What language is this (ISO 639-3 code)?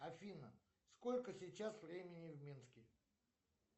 rus